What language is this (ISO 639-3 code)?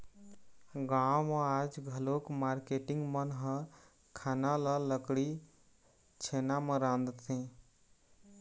hne